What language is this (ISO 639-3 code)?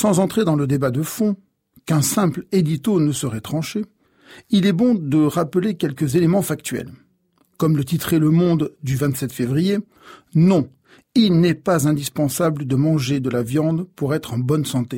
fra